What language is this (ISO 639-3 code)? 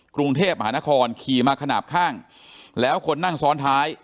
tha